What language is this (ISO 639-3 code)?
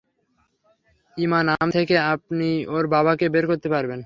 ben